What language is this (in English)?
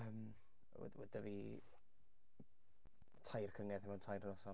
Welsh